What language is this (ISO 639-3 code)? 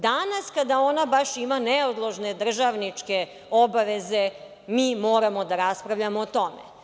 srp